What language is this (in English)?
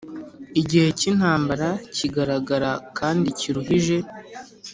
Kinyarwanda